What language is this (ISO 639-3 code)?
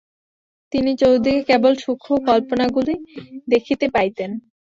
ben